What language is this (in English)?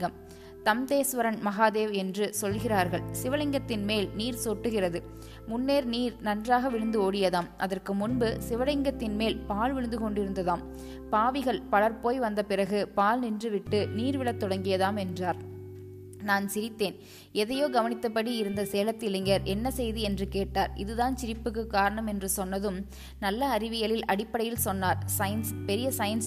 Tamil